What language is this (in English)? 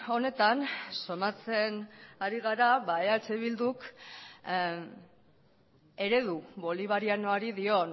Basque